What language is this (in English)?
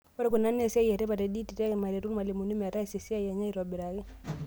Masai